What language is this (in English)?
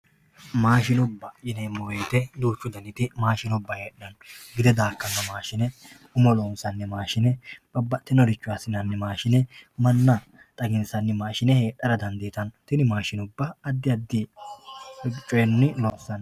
Sidamo